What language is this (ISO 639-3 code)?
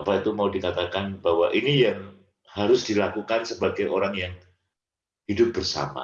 ind